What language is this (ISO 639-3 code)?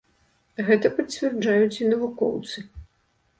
bel